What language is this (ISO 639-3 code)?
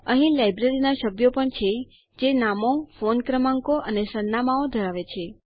guj